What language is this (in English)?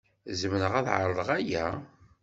Kabyle